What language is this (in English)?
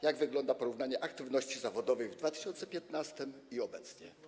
Polish